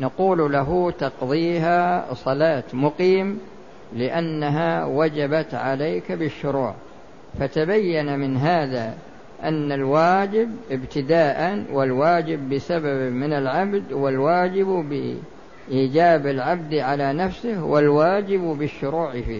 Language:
Arabic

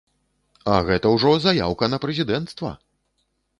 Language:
Belarusian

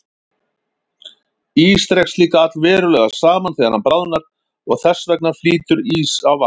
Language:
Icelandic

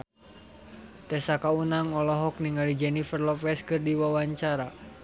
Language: Sundanese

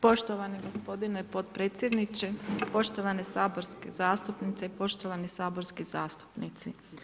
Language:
Croatian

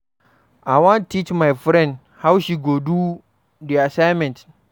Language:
Nigerian Pidgin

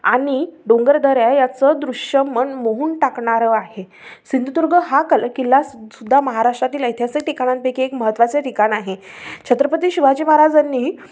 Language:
Marathi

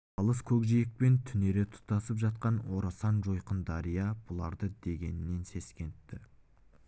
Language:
Kazakh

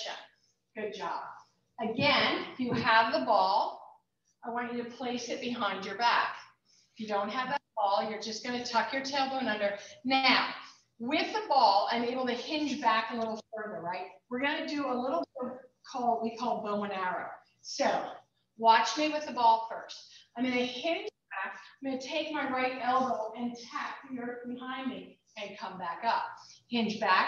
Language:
English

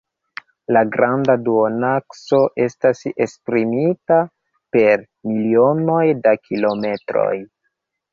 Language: Esperanto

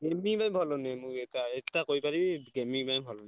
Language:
Odia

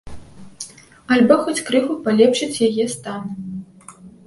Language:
Belarusian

